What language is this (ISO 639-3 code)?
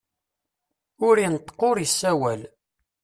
kab